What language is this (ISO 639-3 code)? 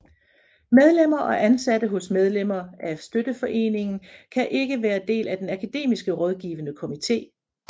dan